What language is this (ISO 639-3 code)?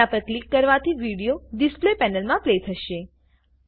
guj